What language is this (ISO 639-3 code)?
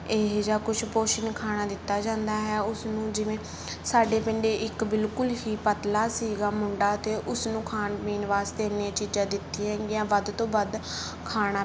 pan